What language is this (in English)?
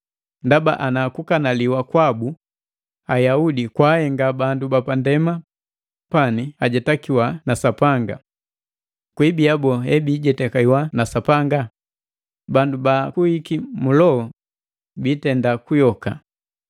Matengo